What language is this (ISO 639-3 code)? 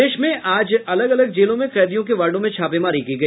hin